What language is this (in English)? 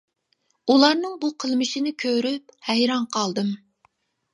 Uyghur